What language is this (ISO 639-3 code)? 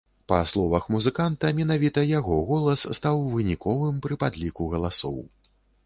bel